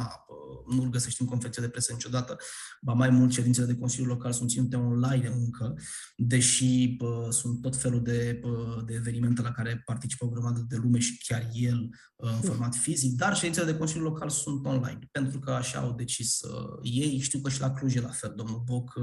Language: Romanian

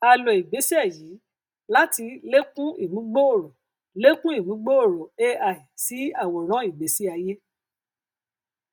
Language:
Yoruba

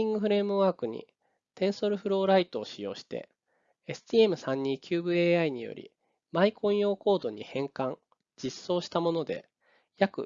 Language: Japanese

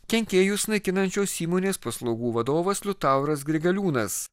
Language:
Lithuanian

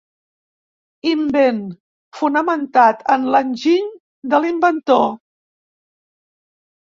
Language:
Catalan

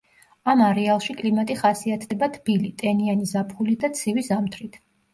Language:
Georgian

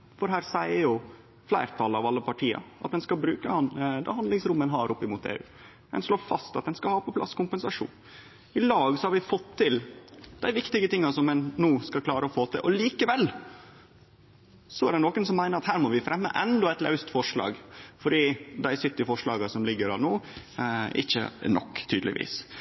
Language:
Norwegian Nynorsk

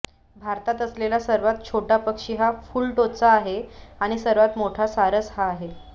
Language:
Marathi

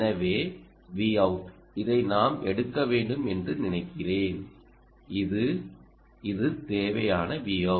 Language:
Tamil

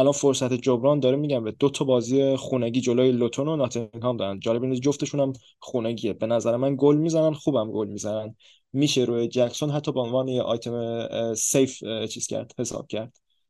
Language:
Persian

